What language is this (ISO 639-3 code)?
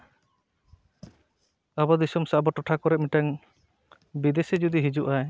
sat